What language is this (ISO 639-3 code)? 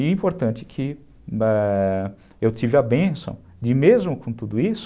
por